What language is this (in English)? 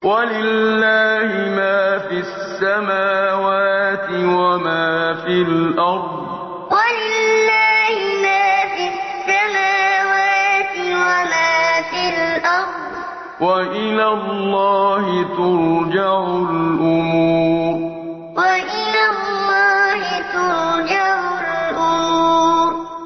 Arabic